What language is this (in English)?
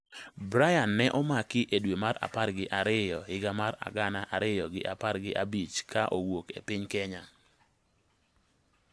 Luo (Kenya and Tanzania)